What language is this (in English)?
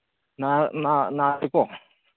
Manipuri